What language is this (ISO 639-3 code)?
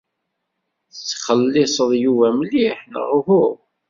kab